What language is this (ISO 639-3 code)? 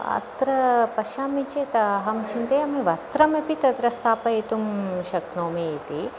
san